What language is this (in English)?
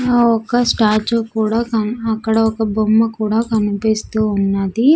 Telugu